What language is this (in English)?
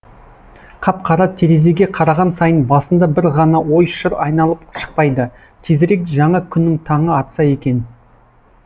Kazakh